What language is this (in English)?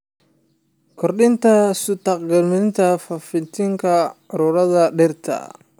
Somali